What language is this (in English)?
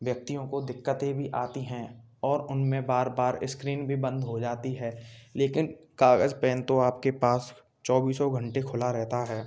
Hindi